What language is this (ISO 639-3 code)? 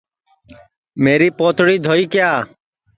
ssi